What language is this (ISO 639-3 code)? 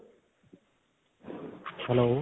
pan